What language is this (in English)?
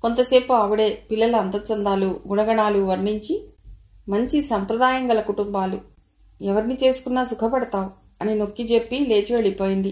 Telugu